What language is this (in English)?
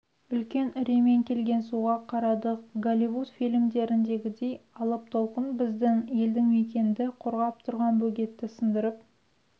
Kazakh